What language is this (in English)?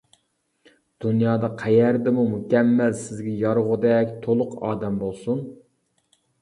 Uyghur